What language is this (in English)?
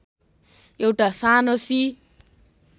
Nepali